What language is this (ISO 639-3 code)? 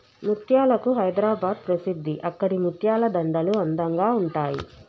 tel